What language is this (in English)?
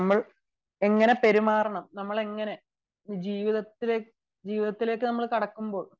Malayalam